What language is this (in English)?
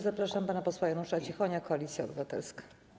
Polish